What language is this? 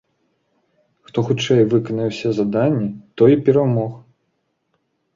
Belarusian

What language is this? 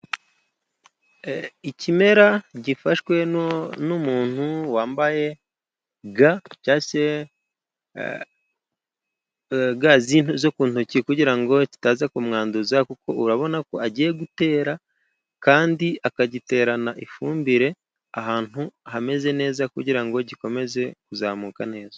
Kinyarwanda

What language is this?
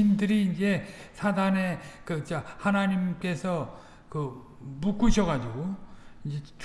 Korean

